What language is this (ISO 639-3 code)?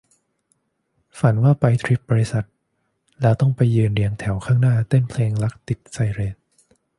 tha